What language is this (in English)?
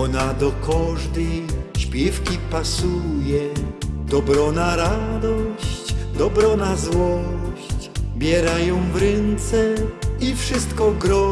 Polish